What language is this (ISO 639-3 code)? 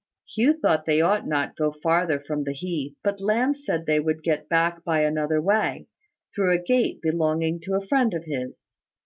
eng